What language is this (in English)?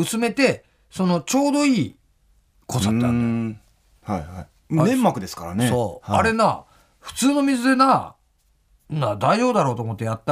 Japanese